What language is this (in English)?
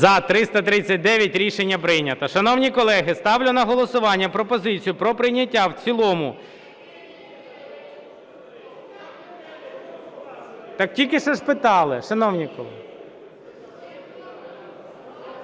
Ukrainian